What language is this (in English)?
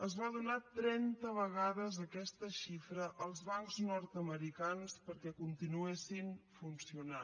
Catalan